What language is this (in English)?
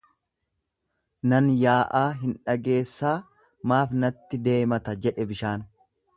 Oromo